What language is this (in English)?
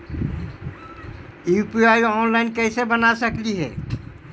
Magahi